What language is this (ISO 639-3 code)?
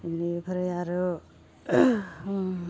brx